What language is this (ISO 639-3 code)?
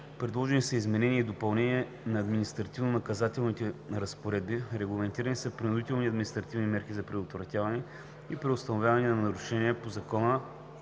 bul